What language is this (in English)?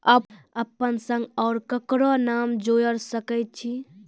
Maithili